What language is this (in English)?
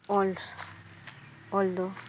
Santali